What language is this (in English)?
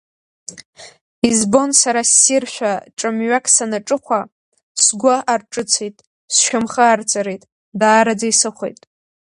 Abkhazian